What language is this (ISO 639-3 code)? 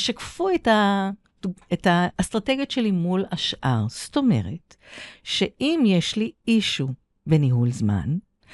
heb